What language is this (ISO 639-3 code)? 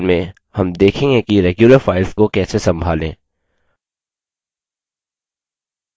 hin